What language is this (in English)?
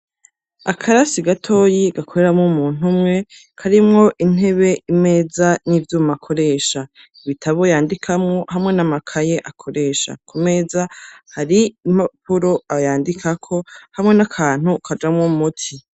Rundi